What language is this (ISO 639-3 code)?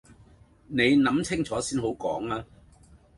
yue